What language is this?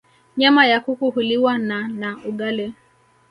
Swahili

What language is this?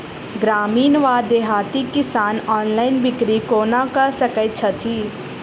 Maithili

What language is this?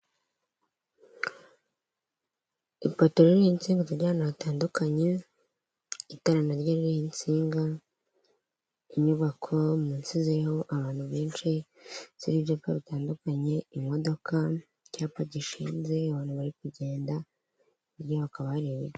Kinyarwanda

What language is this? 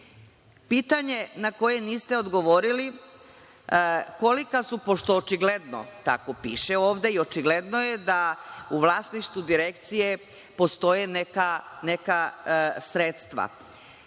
Serbian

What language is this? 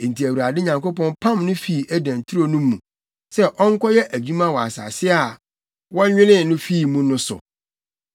Akan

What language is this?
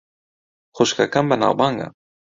Central Kurdish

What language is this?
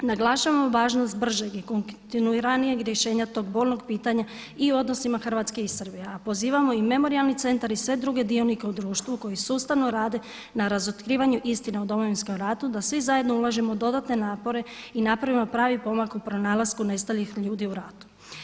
Croatian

